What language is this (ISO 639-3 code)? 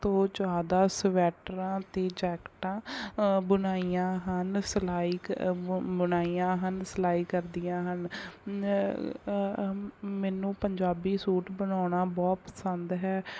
pan